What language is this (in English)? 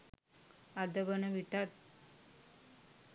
Sinhala